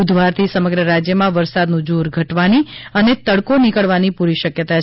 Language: Gujarati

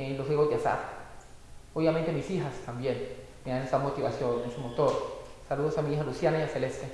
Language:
Spanish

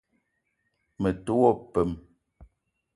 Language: Eton (Cameroon)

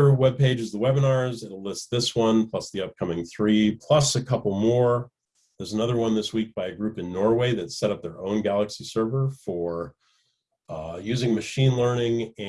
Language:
English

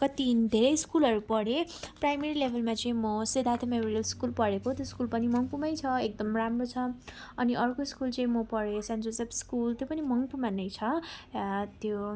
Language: Nepali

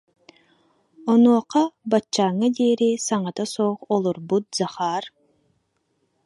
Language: Yakut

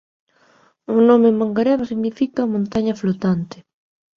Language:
Galician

